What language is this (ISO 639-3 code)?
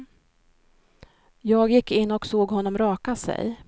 swe